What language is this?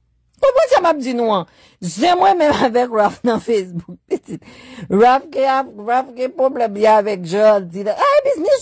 French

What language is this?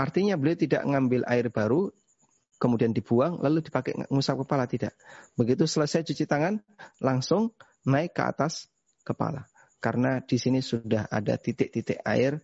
Indonesian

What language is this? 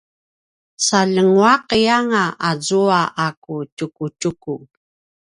Paiwan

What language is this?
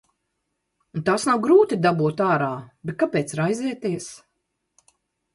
Latvian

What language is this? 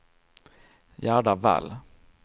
Swedish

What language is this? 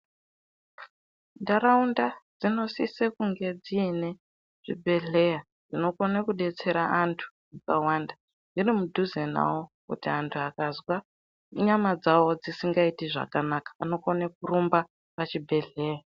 Ndau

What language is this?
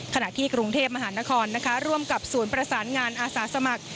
Thai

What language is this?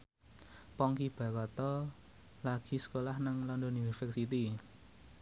Javanese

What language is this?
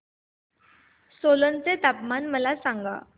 Marathi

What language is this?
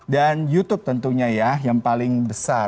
Indonesian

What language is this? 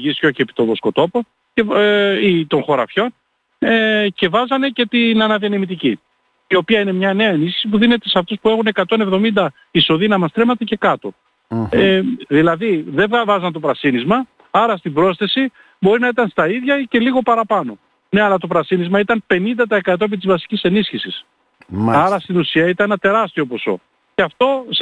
Greek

